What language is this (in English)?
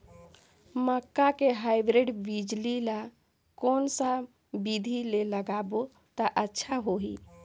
Chhattisgarhi